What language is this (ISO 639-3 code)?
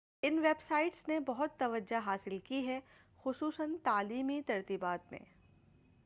urd